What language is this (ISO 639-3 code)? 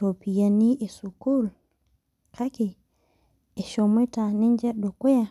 mas